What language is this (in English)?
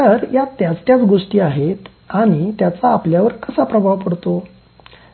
Marathi